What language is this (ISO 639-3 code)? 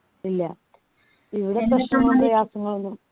mal